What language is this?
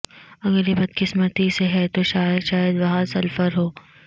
Urdu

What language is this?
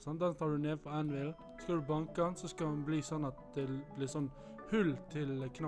Norwegian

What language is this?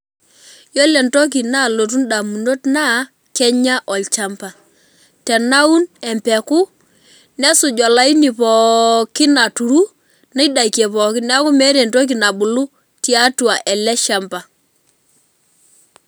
Masai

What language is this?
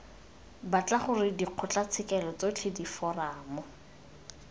Tswana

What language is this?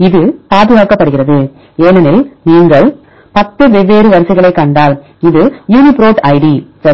Tamil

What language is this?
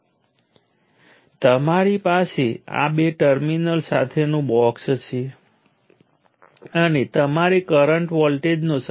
Gujarati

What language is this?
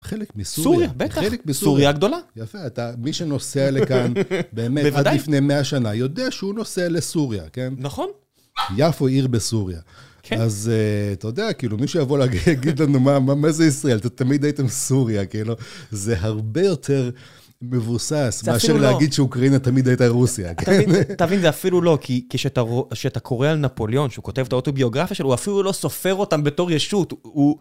Hebrew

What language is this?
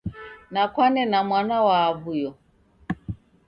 Taita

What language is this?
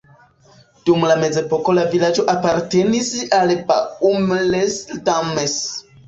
Esperanto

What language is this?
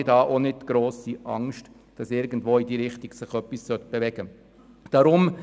Swiss German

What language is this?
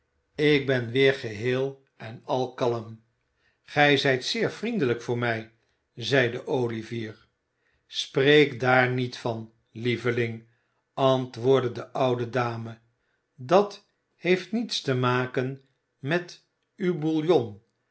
Dutch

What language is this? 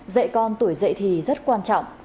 Vietnamese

